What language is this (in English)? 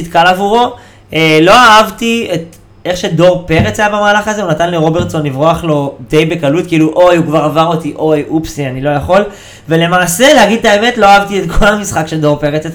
Hebrew